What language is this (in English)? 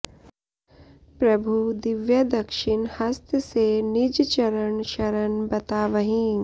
Sanskrit